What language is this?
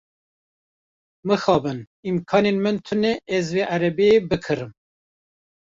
Kurdish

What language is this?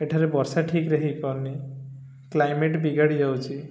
Odia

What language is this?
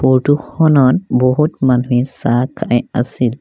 Assamese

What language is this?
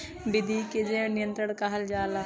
Bhojpuri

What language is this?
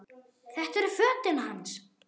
Icelandic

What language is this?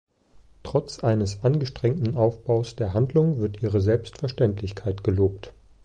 German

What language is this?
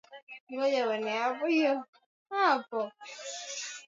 Swahili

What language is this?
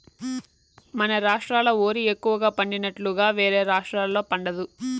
Telugu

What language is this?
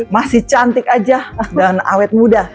Indonesian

